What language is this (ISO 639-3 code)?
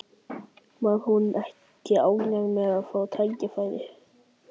isl